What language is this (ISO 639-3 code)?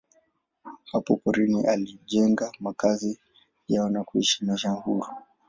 swa